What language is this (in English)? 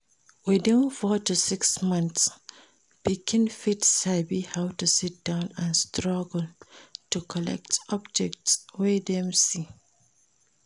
Nigerian Pidgin